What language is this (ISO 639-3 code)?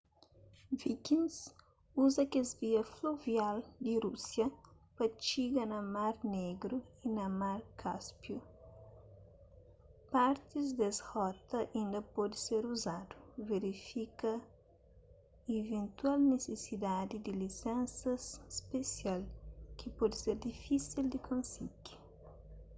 kea